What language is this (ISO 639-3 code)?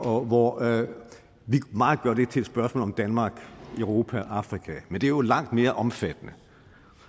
dan